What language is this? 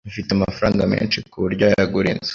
Kinyarwanda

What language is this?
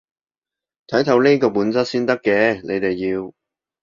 Cantonese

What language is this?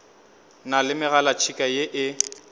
Northern Sotho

